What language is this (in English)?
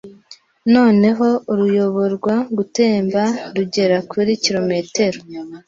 Kinyarwanda